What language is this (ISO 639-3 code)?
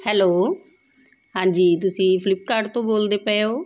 pan